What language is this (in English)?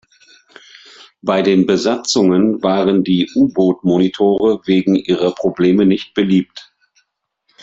German